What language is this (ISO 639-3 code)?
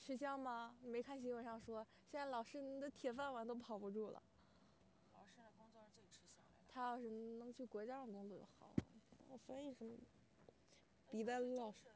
zho